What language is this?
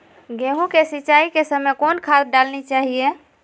Magahi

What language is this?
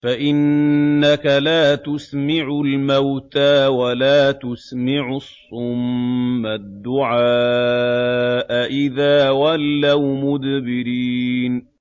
Arabic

